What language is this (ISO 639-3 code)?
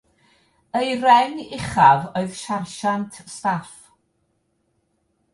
cym